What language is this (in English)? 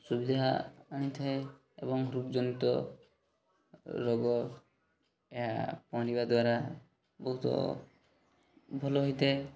Odia